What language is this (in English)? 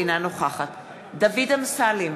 Hebrew